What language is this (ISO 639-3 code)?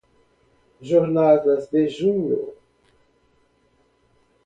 por